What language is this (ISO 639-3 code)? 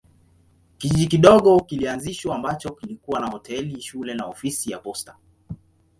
swa